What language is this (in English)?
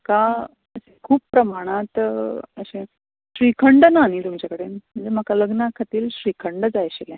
Konkani